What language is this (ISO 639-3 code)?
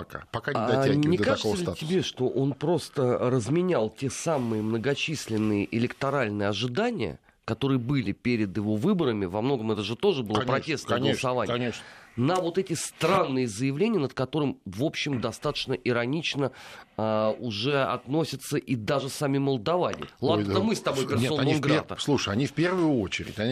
rus